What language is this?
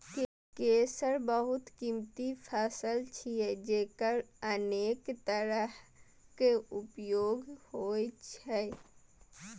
Maithili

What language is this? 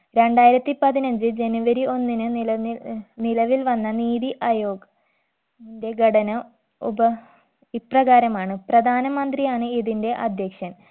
Malayalam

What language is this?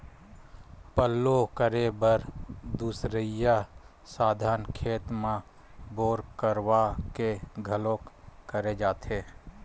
Chhattisgarhi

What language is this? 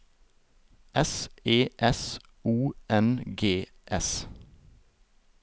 Norwegian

